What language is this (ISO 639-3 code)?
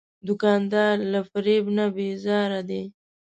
pus